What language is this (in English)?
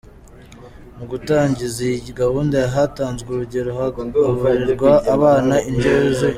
Kinyarwanda